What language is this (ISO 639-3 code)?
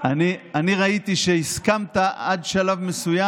heb